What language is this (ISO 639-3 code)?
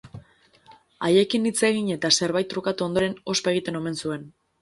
eus